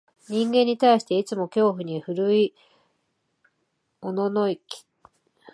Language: Japanese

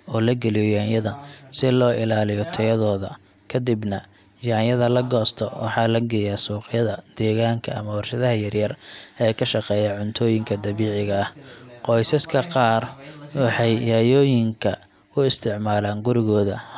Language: Somali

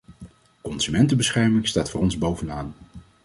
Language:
Dutch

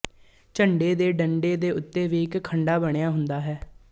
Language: Punjabi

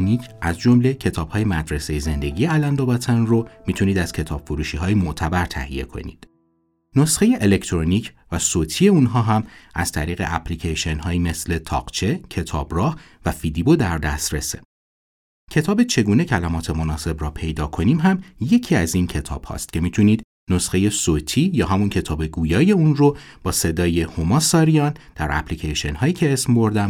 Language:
Persian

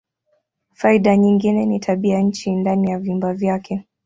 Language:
Swahili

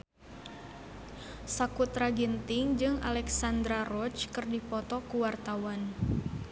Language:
Sundanese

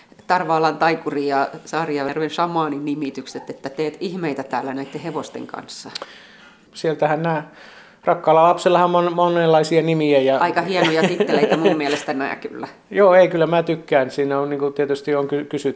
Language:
Finnish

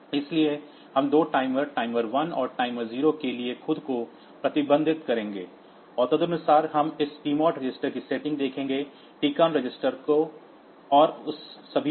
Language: Hindi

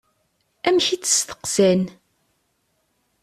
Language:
Kabyle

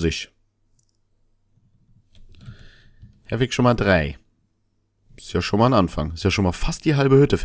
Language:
German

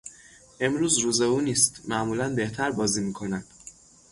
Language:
Persian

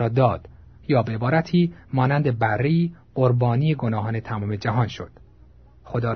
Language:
Persian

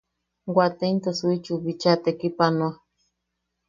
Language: Yaqui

